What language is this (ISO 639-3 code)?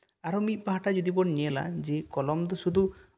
sat